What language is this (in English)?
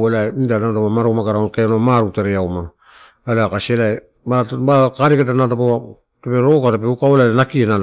Torau